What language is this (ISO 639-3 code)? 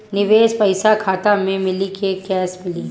bho